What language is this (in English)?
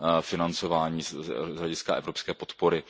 Czech